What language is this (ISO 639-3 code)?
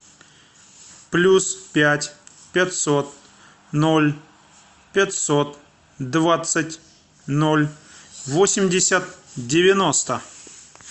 rus